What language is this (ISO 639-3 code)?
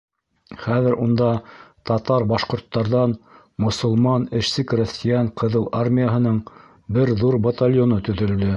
bak